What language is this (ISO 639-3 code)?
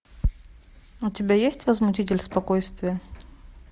rus